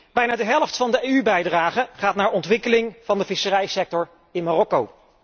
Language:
Dutch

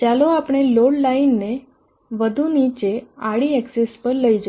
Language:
Gujarati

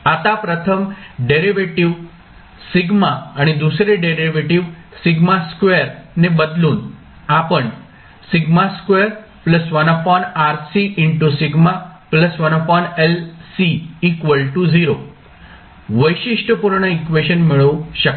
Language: Marathi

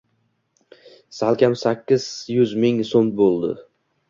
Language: Uzbek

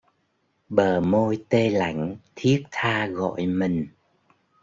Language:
Vietnamese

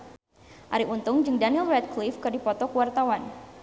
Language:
Sundanese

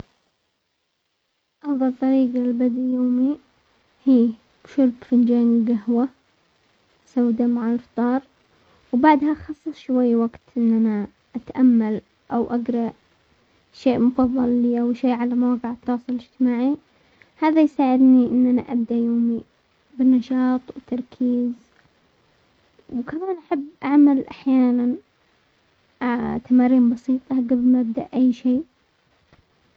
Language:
Omani Arabic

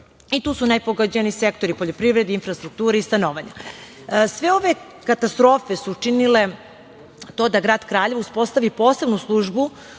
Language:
Serbian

